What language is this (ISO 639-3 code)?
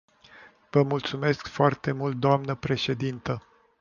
ron